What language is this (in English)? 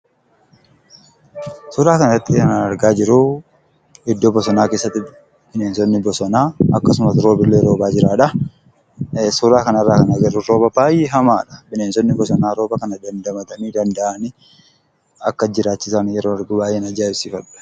Oromo